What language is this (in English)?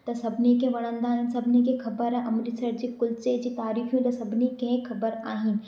Sindhi